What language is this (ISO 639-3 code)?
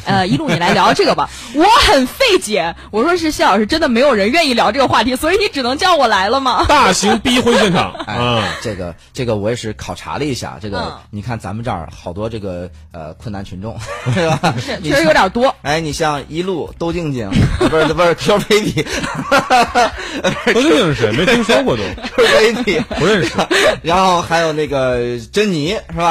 zho